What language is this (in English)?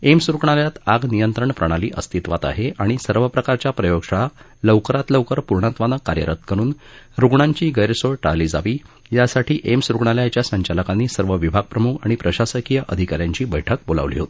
Marathi